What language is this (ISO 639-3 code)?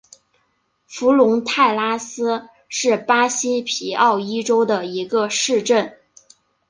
zho